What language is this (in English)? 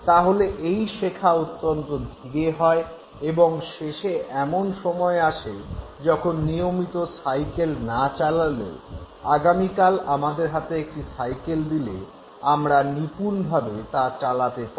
Bangla